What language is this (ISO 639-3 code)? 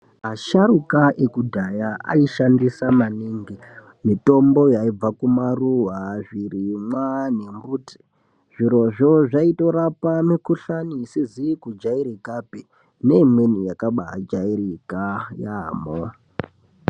ndc